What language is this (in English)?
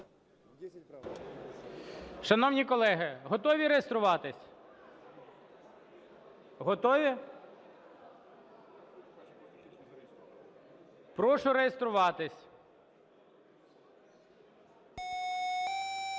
Ukrainian